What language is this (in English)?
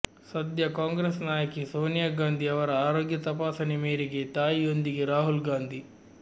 Kannada